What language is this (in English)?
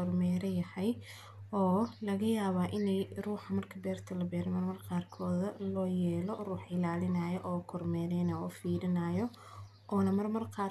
Somali